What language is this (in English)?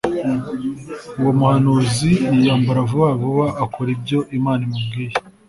Kinyarwanda